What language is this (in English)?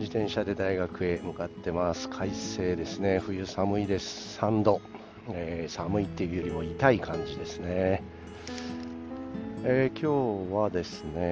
Japanese